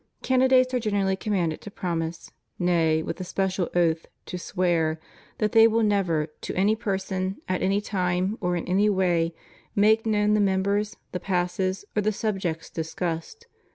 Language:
English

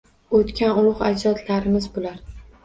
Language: Uzbek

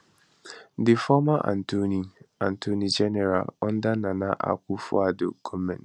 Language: Nigerian Pidgin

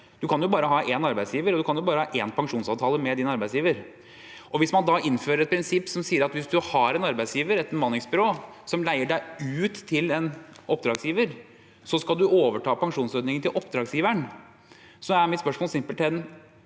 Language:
Norwegian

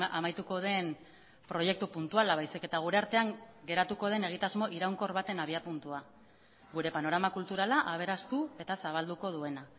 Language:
Basque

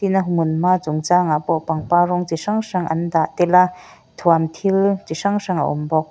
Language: Mizo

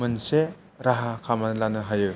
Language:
Bodo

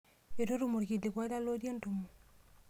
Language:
Masai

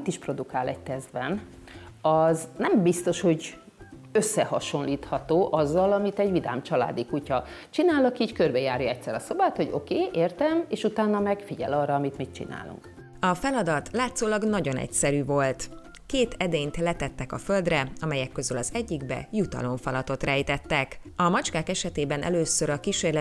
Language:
Hungarian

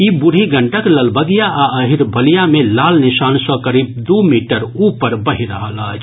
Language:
Maithili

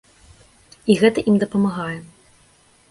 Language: Belarusian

